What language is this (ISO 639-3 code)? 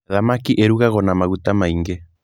kik